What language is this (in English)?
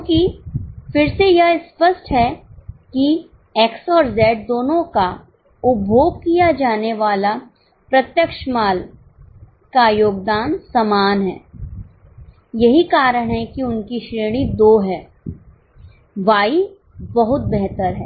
Hindi